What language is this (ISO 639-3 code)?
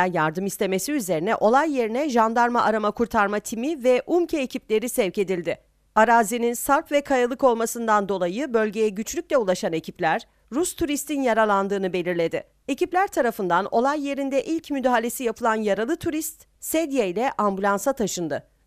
tur